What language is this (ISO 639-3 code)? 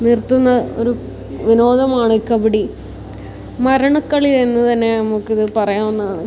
mal